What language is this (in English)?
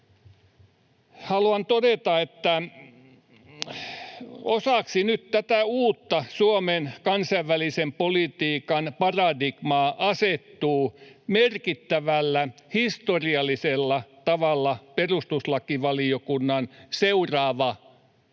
Finnish